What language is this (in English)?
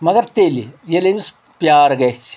Kashmiri